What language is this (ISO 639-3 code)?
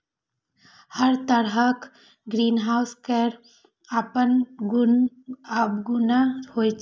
mai